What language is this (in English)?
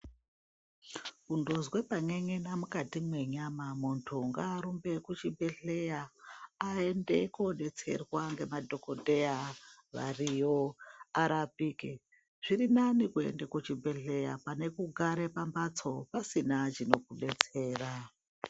Ndau